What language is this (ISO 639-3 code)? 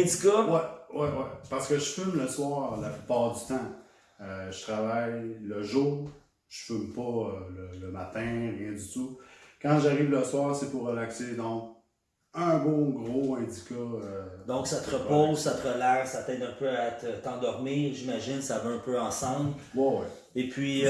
fra